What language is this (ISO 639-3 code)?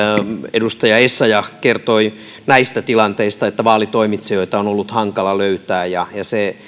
fin